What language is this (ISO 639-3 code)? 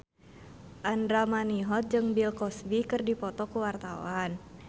sun